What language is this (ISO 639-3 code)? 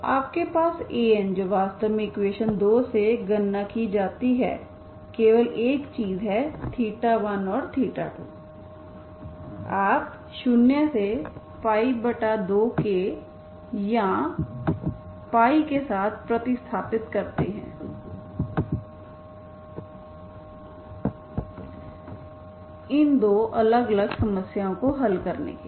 hin